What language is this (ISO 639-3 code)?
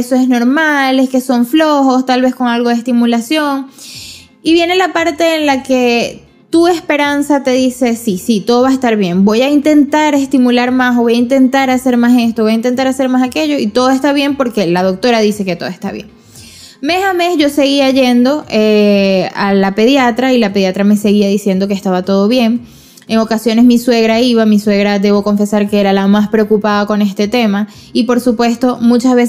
spa